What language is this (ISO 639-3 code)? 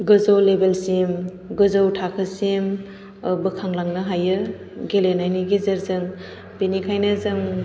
brx